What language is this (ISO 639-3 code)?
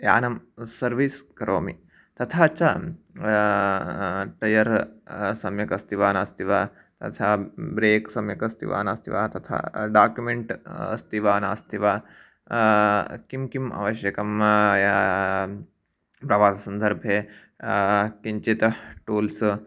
san